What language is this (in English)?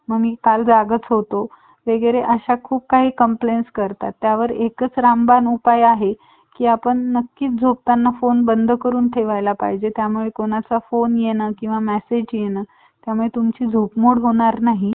Marathi